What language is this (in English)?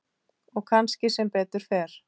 Icelandic